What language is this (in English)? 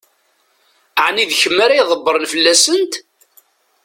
Kabyle